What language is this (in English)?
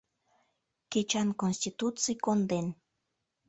Mari